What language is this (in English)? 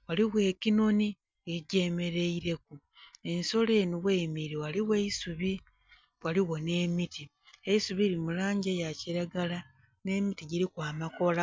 Soga